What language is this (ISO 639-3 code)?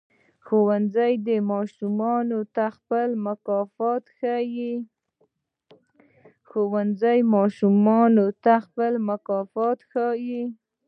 pus